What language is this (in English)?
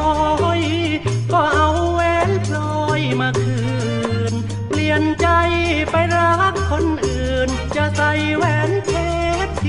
Thai